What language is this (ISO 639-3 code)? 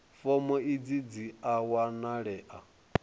ven